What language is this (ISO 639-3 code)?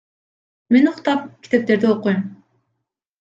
kir